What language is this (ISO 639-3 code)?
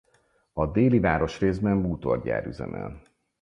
hun